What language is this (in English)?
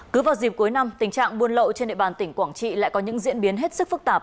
Vietnamese